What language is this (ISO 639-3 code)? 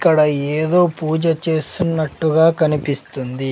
tel